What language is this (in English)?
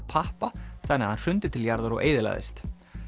Icelandic